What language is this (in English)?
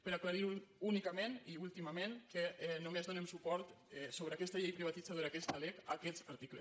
Catalan